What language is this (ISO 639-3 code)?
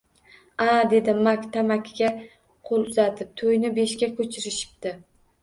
uzb